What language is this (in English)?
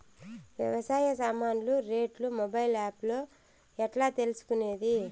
Telugu